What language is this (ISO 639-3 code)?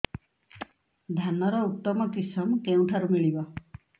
ori